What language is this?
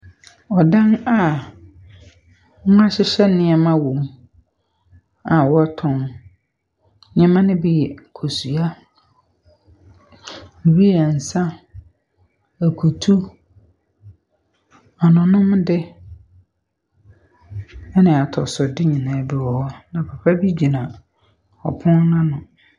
Akan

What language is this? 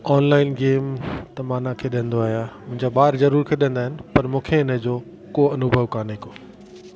Sindhi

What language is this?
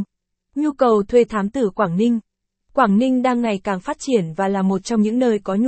Vietnamese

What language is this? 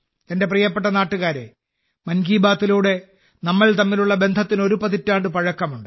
Malayalam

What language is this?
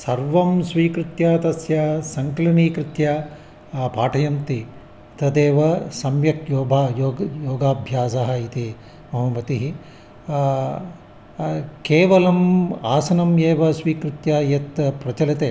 Sanskrit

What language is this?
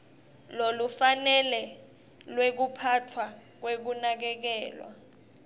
Swati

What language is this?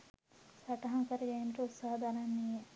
Sinhala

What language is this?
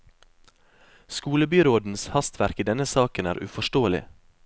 Norwegian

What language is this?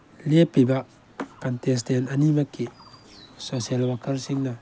Manipuri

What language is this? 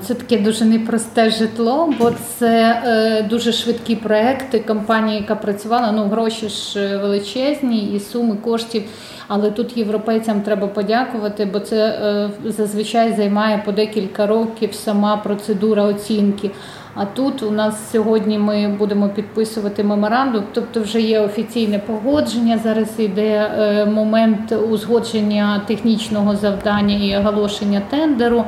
Ukrainian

